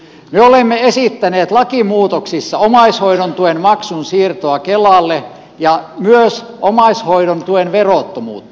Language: Finnish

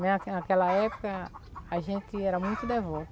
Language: Portuguese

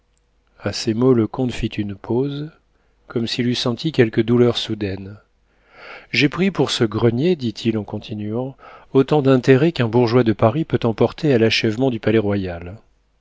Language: French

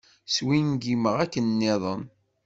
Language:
Kabyle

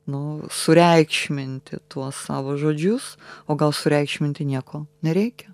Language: Lithuanian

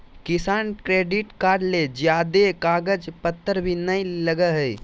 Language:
Magahi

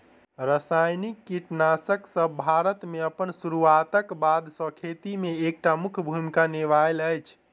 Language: Maithili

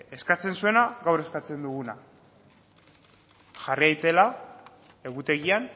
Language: Basque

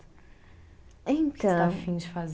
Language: Portuguese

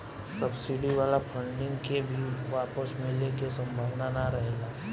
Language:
Bhojpuri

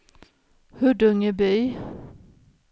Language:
Swedish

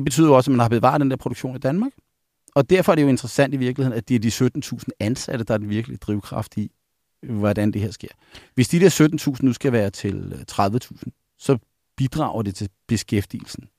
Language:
Danish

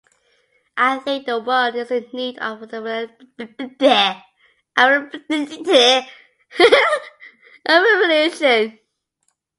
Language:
English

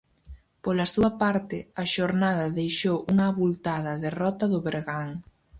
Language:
Galician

